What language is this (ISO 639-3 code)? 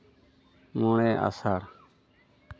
sat